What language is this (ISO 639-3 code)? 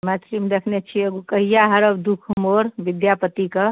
mai